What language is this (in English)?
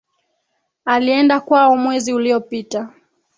Swahili